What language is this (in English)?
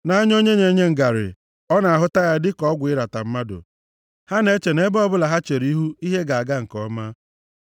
Igbo